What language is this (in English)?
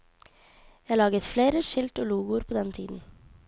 Norwegian